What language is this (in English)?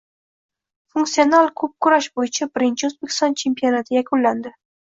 Uzbek